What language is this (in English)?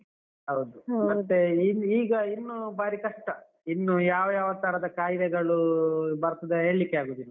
Kannada